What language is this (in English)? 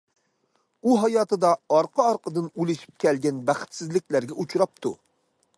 Uyghur